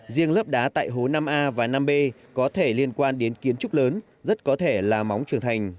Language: Vietnamese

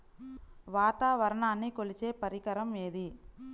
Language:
Telugu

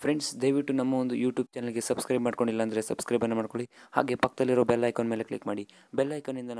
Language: English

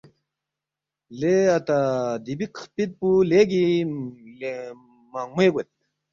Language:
Balti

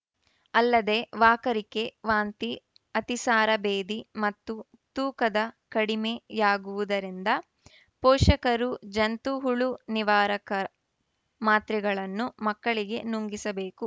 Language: Kannada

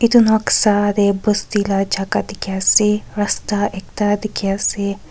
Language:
Naga Pidgin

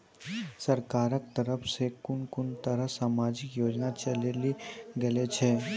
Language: Maithili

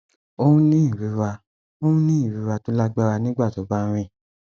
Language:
Yoruba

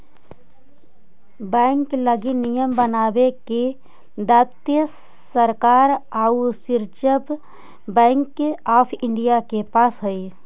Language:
Magahi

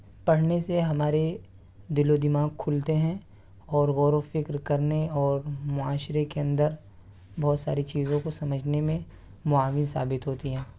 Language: Urdu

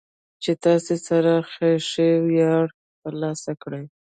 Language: Pashto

